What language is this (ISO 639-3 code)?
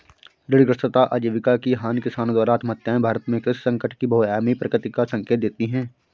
hin